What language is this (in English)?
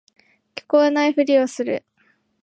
Japanese